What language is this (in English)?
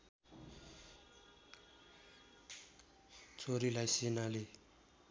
Nepali